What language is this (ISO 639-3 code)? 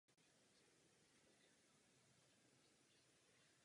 ces